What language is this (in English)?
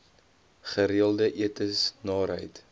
Afrikaans